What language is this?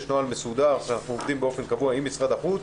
Hebrew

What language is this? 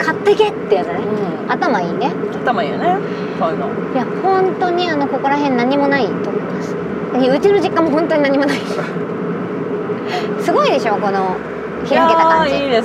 Japanese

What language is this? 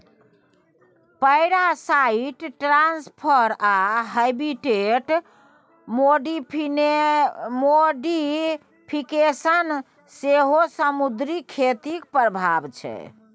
Maithili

